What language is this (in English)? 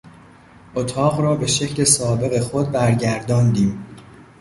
Persian